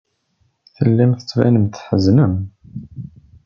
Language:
Kabyle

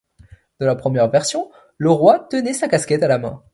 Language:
French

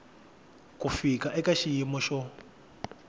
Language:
Tsonga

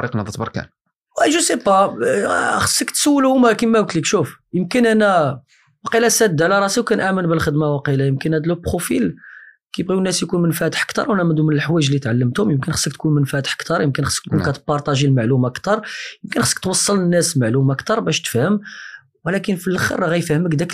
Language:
Arabic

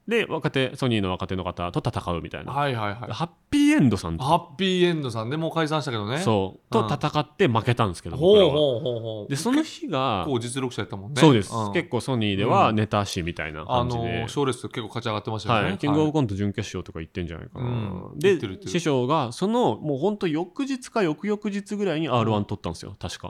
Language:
Japanese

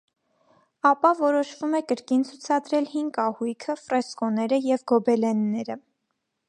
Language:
Armenian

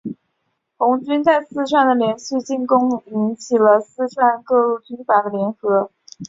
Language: Chinese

